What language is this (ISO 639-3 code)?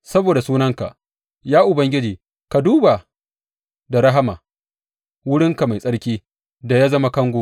hau